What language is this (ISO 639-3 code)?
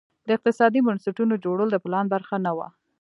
pus